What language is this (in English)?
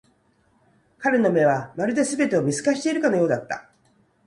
Japanese